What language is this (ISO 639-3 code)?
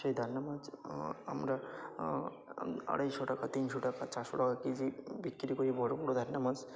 ben